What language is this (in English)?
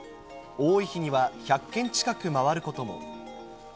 Japanese